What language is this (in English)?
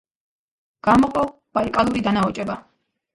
Georgian